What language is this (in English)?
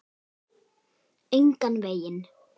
Icelandic